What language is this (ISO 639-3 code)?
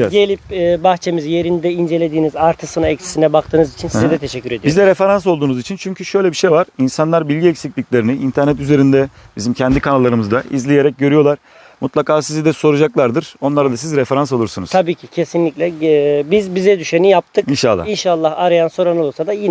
tur